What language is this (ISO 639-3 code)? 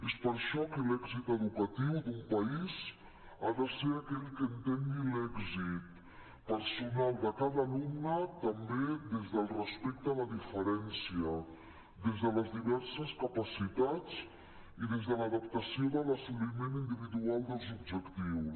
cat